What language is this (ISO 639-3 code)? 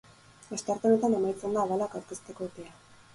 eus